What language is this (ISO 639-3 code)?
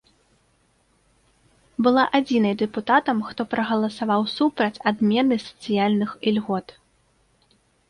bel